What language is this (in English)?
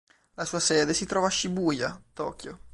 Italian